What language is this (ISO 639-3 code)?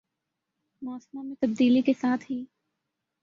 urd